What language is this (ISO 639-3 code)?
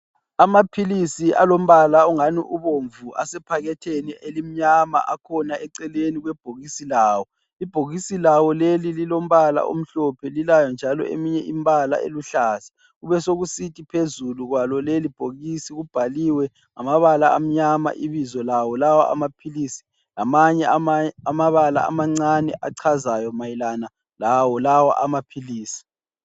nde